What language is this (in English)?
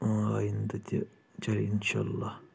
Kashmiri